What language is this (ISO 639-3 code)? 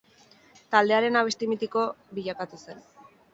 eus